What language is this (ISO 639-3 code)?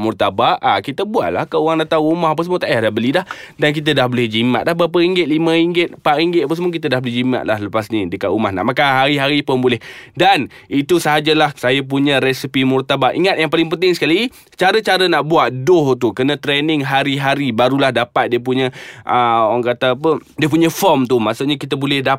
msa